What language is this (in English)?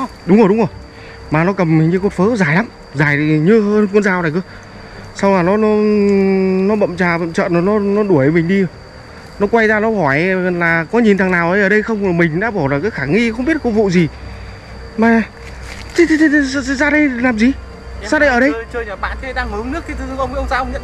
Vietnamese